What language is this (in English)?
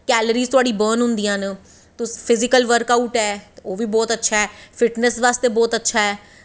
Dogri